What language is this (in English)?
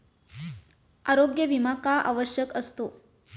Marathi